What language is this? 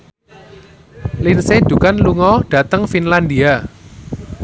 Javanese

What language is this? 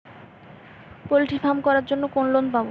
Bangla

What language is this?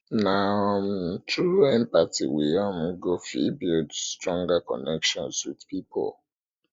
Nigerian Pidgin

